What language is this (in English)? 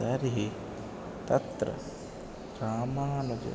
Sanskrit